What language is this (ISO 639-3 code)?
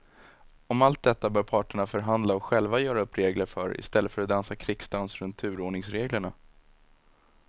swe